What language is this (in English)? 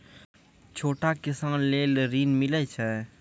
Maithili